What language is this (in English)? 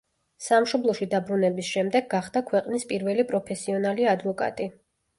Georgian